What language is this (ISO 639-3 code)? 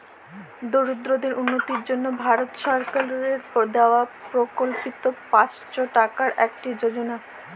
ben